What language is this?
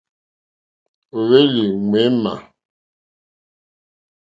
Mokpwe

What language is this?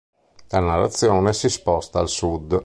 Italian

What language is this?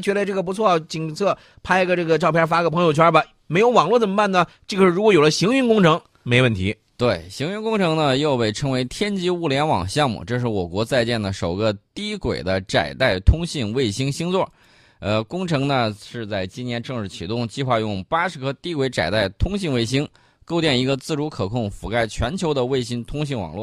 Chinese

